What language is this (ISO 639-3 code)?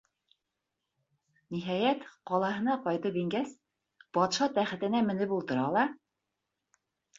bak